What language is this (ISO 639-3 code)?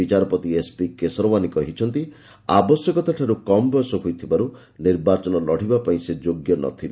ori